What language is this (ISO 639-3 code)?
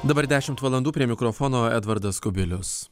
lit